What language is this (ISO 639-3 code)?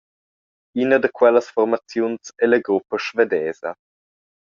roh